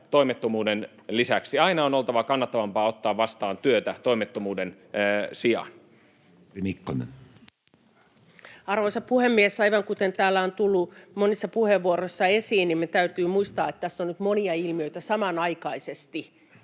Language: Finnish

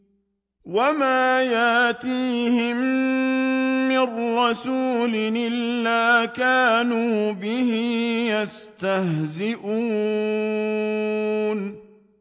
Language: Arabic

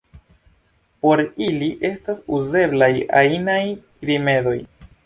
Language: Esperanto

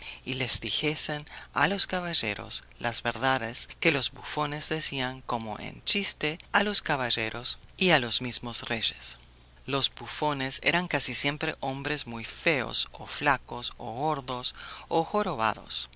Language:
Spanish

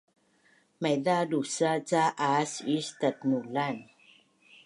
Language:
Bunun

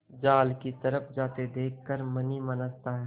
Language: Hindi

